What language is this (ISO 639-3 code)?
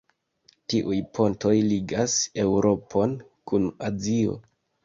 epo